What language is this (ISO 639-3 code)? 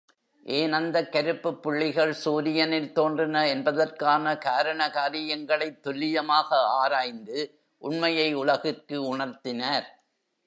tam